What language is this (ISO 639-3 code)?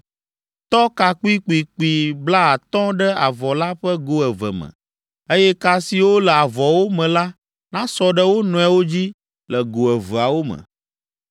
ewe